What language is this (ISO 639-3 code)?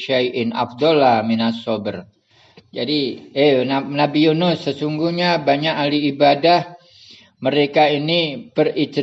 ind